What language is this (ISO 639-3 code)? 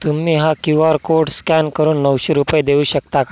mar